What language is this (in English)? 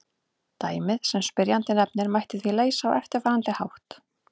Icelandic